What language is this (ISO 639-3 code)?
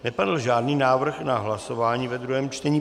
ces